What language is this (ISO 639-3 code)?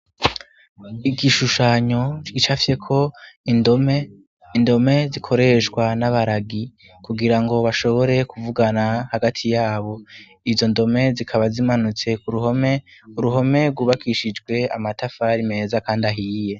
run